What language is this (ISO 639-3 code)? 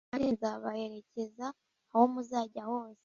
kin